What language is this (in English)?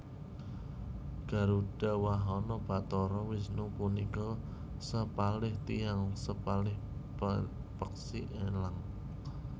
Javanese